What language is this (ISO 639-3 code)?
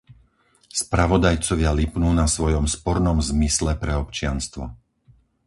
slk